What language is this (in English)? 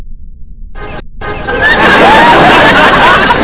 Vietnamese